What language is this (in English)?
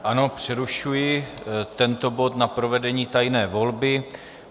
Czech